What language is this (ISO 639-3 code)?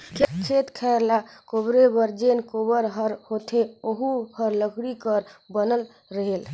hne